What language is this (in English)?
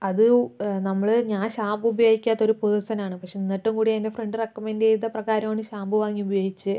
Malayalam